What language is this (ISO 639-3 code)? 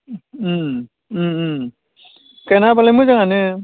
brx